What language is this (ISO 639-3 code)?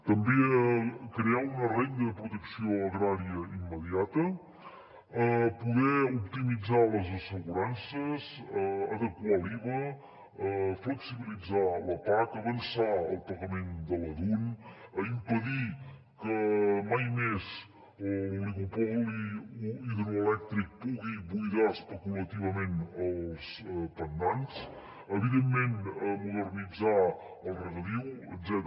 cat